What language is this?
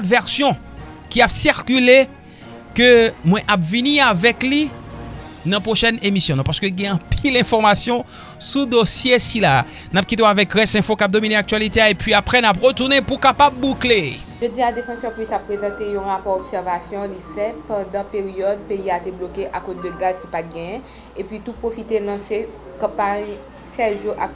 French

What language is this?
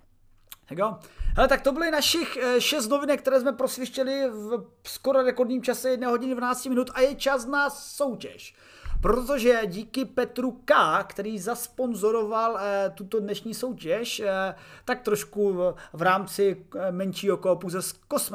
Czech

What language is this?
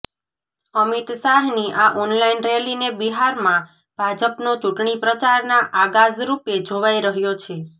Gujarati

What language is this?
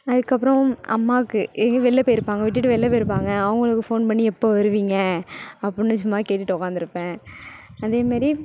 Tamil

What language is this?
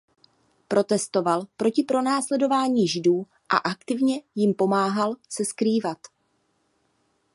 Czech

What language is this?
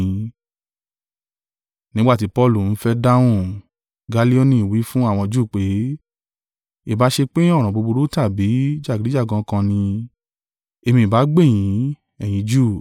Yoruba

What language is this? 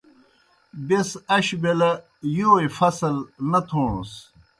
Kohistani Shina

